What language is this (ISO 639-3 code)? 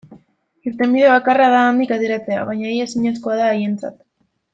eus